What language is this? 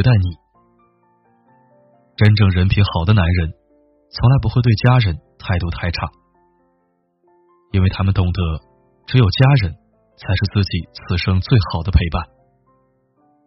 Chinese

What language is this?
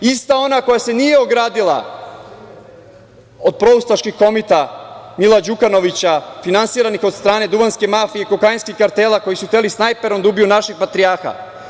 Serbian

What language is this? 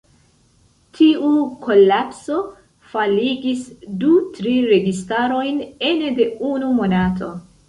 Esperanto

